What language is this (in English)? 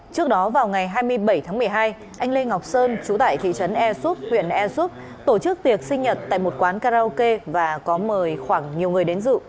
Vietnamese